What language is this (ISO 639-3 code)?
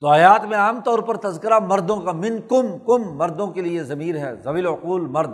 urd